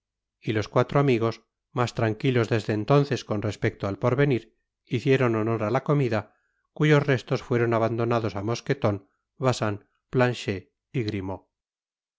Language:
Spanish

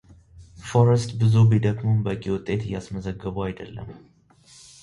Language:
Amharic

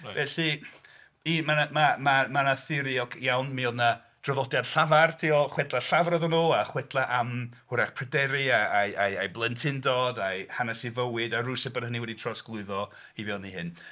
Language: Welsh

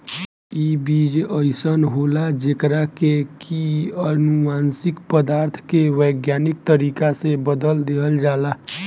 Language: Bhojpuri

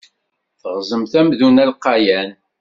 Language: Kabyle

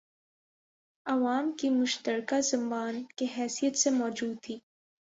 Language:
Urdu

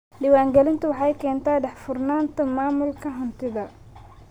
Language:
Somali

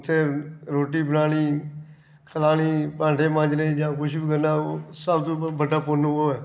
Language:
Dogri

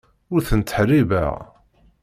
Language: Kabyle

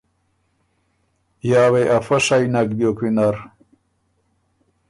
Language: Ormuri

